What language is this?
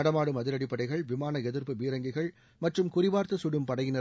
Tamil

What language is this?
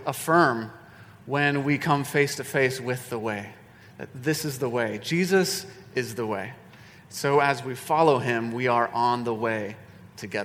English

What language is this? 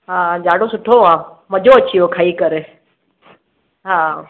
Sindhi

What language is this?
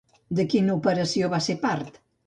Catalan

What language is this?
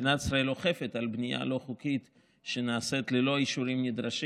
Hebrew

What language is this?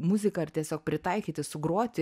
Lithuanian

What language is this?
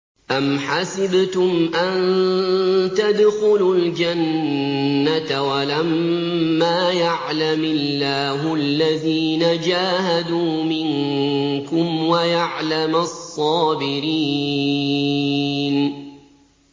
Arabic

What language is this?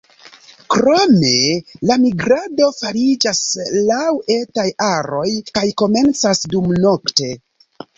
Esperanto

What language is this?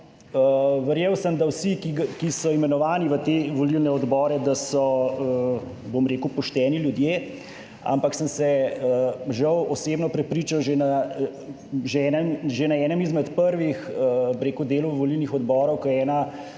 Slovenian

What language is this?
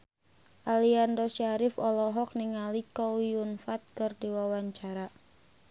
Sundanese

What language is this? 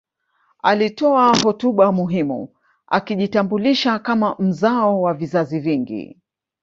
Swahili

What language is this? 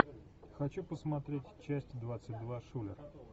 Russian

